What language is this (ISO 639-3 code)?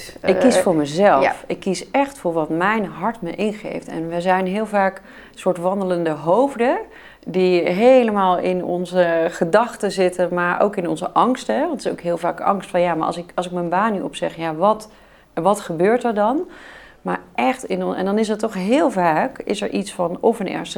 nld